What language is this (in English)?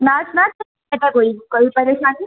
Dogri